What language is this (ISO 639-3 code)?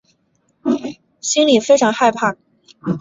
zho